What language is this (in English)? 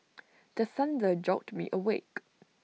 English